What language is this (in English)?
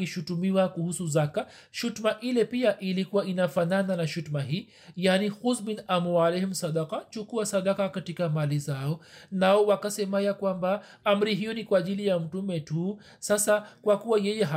Swahili